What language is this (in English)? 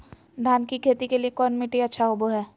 Magahi